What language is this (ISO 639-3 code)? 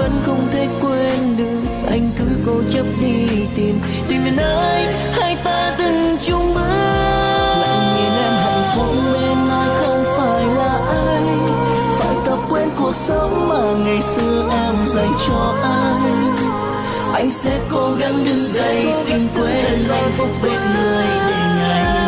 vie